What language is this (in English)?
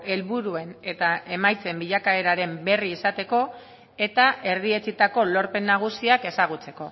Basque